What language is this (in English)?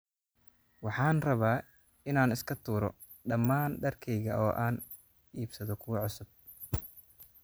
Somali